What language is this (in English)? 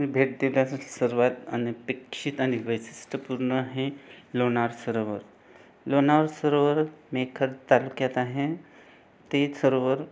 Marathi